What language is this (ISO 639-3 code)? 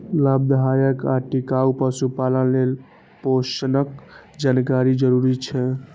mai